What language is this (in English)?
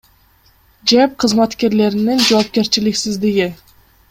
Kyrgyz